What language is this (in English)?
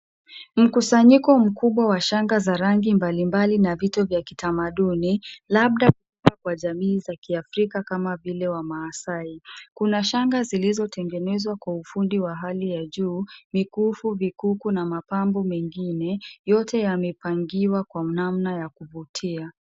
Swahili